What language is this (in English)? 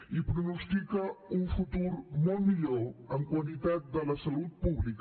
Catalan